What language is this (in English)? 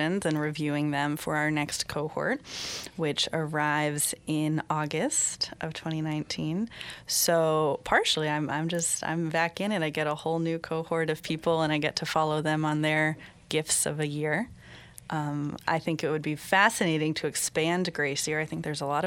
English